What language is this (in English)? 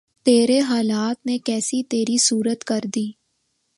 Urdu